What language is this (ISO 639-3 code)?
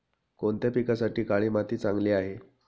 mar